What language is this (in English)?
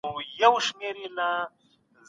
Pashto